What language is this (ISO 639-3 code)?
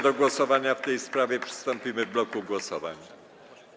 pol